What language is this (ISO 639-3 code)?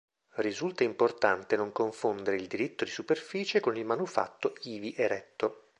ita